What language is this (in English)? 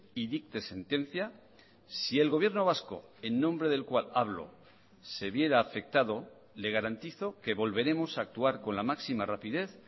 Spanish